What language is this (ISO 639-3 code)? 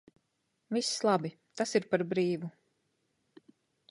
lav